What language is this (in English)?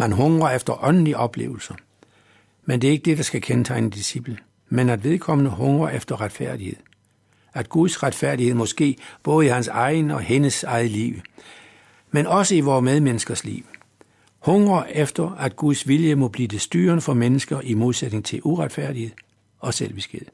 Danish